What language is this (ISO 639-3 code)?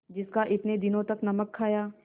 hin